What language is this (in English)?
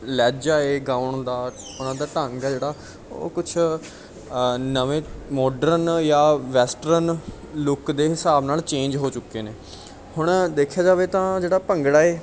Punjabi